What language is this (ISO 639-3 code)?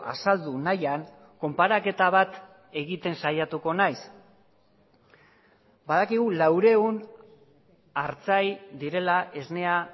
eus